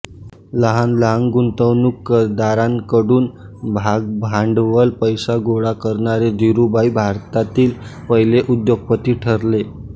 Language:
Marathi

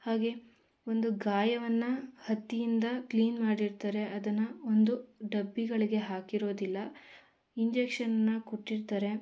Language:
Kannada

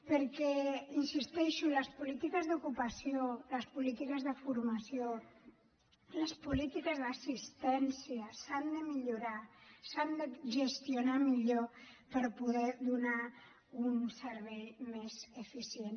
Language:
Catalan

